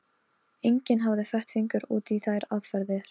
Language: Icelandic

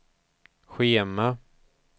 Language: Swedish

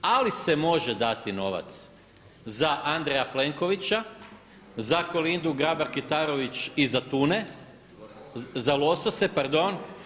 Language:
Croatian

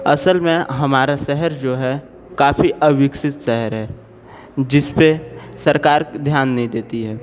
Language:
Hindi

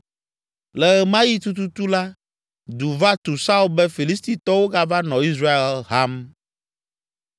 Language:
Ewe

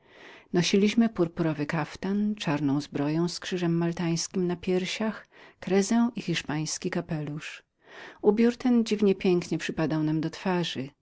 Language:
Polish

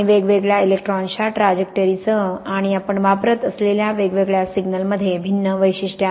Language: Marathi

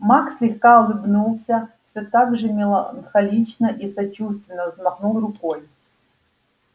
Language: Russian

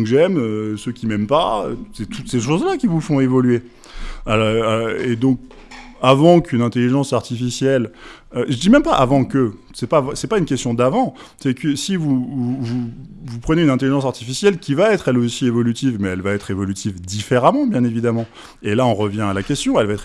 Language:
French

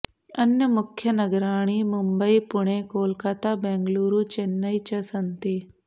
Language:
Sanskrit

